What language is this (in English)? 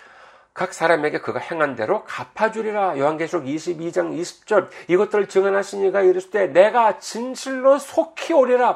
Korean